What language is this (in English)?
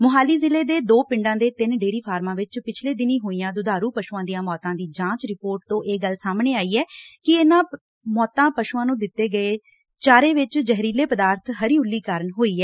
Punjabi